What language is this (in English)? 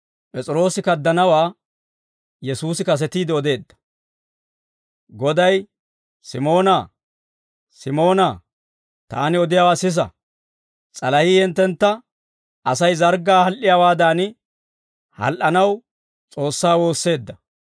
Dawro